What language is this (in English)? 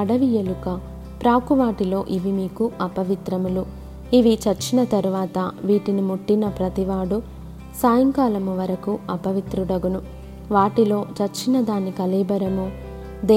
Telugu